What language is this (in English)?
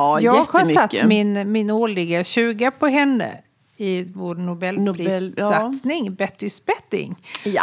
Swedish